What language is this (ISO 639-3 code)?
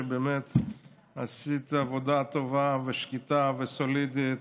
heb